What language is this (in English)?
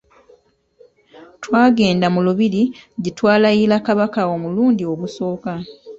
Ganda